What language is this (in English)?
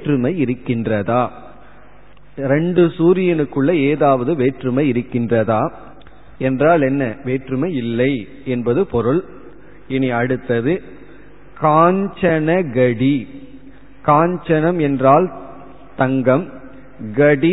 Tamil